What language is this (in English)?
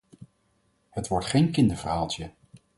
Dutch